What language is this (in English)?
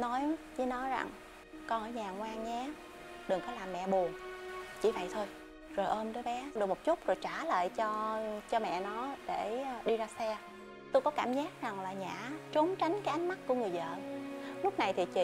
Vietnamese